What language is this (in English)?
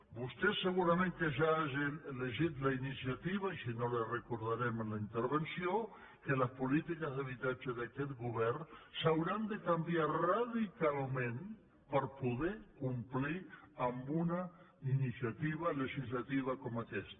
Catalan